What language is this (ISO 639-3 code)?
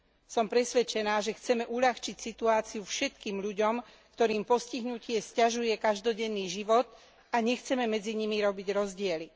slk